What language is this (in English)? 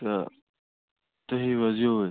Kashmiri